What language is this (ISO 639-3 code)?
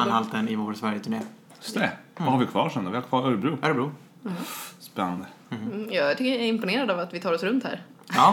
swe